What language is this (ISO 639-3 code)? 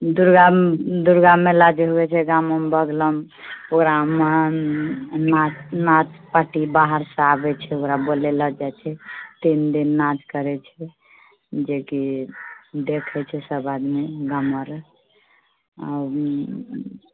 mai